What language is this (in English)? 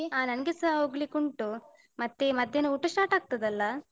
Kannada